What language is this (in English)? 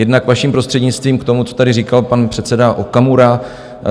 Czech